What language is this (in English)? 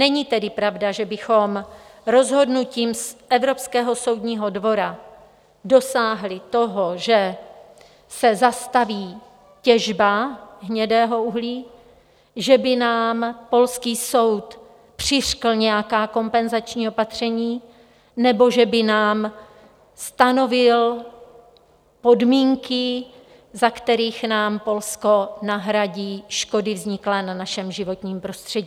Czech